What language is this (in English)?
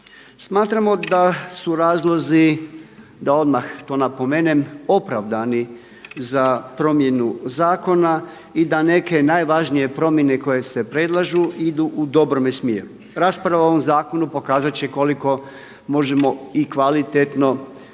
Croatian